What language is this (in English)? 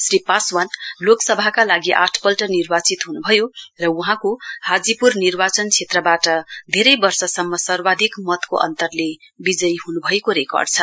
Nepali